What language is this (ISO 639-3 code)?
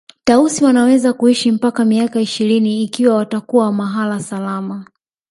swa